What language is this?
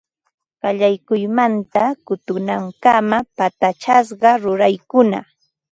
Ambo-Pasco Quechua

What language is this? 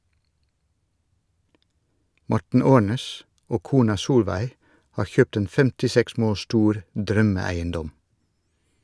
Norwegian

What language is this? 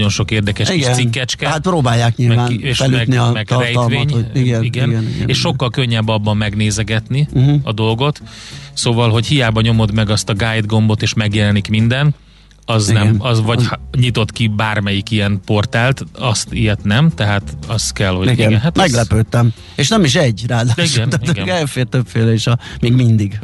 Hungarian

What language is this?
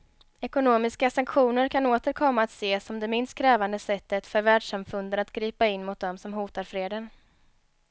Swedish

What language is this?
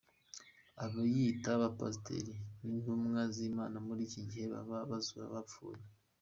Kinyarwanda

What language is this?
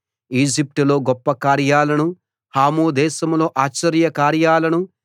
Telugu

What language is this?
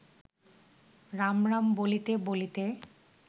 Bangla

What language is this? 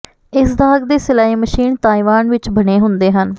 Punjabi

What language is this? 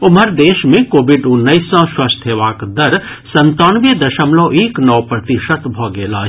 Maithili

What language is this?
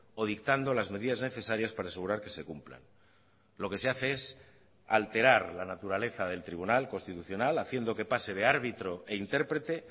Spanish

